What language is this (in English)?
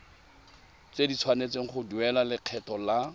Tswana